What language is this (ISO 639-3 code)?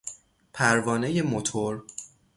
fas